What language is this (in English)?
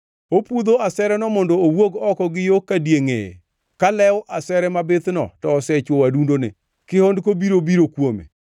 Luo (Kenya and Tanzania)